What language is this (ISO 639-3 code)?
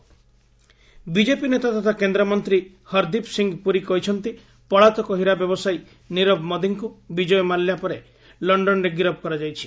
ori